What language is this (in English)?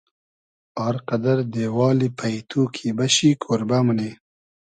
Hazaragi